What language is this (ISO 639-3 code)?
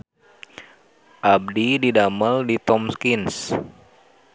sun